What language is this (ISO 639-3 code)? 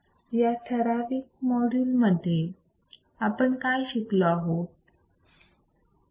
mar